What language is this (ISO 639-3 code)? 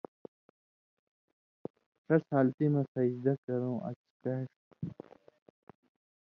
mvy